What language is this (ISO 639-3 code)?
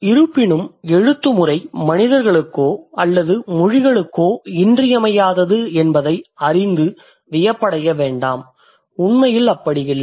tam